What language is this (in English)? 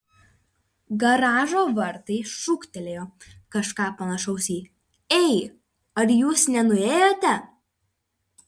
Lithuanian